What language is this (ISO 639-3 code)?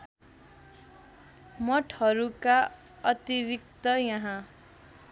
nep